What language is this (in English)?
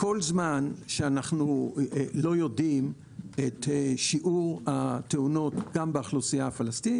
Hebrew